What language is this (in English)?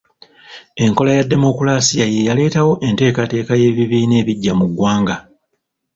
Ganda